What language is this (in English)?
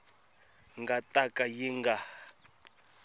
Tsonga